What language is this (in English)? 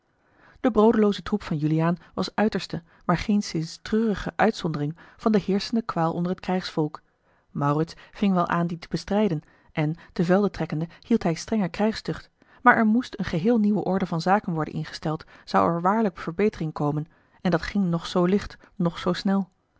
Dutch